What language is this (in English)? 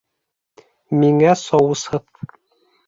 Bashkir